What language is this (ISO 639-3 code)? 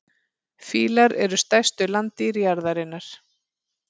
isl